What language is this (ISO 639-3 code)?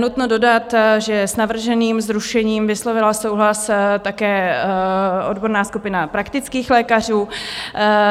ces